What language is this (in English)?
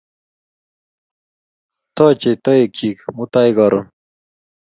Kalenjin